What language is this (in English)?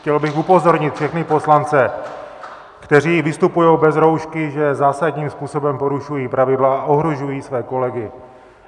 Czech